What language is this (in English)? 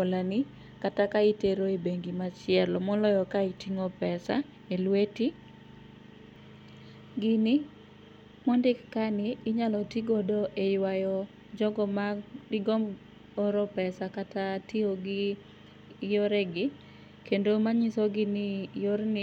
Luo (Kenya and Tanzania)